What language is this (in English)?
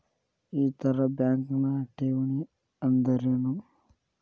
Kannada